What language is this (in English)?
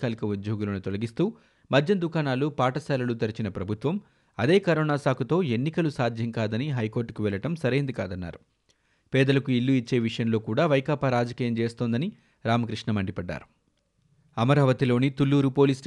Telugu